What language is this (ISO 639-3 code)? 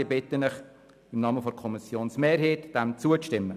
gsw